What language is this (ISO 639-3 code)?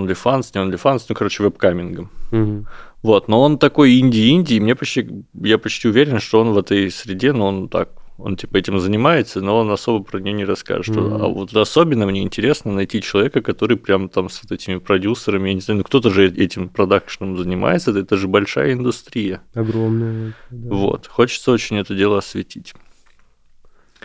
rus